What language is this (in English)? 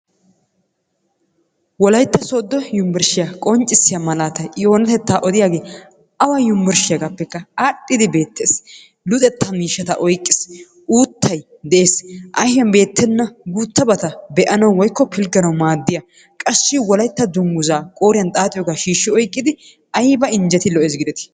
Wolaytta